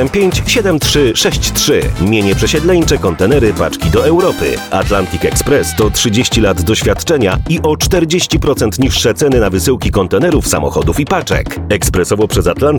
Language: Polish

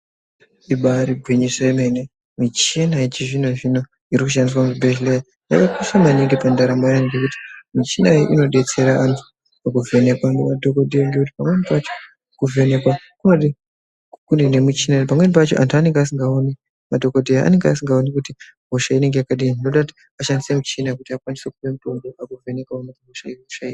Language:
Ndau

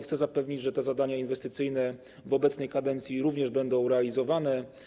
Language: Polish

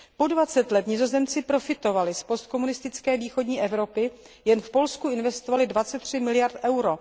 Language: Czech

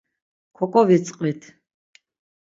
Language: Laz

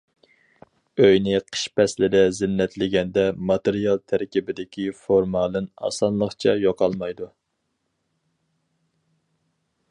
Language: Uyghur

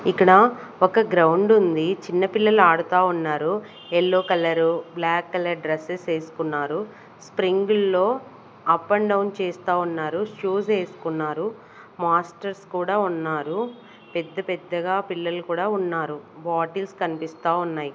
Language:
Telugu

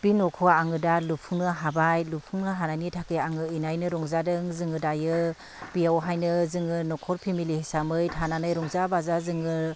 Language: Bodo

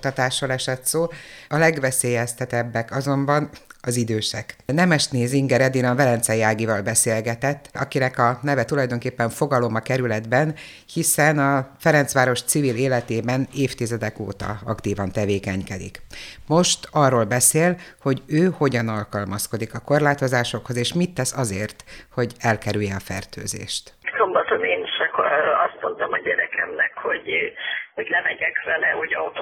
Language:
Hungarian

